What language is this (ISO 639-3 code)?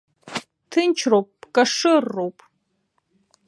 abk